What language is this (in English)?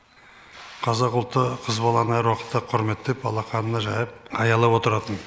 Kazakh